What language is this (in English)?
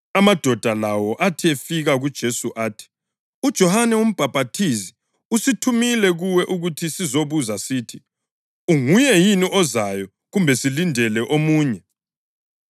North Ndebele